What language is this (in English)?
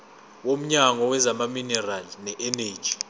Zulu